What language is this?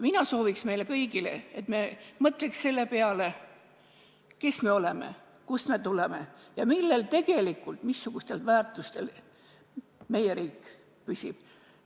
Estonian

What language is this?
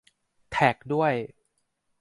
Thai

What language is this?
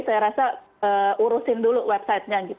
Indonesian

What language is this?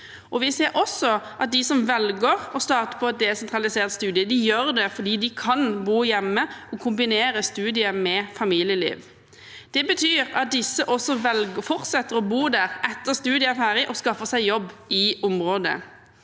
Norwegian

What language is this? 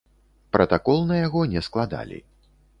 Belarusian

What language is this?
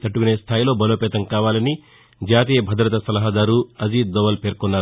Telugu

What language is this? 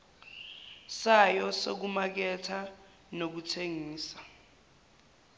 Zulu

